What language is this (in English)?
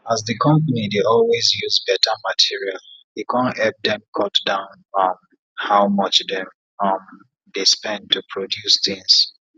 Nigerian Pidgin